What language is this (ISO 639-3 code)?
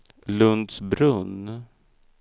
swe